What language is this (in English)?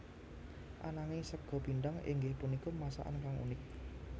Javanese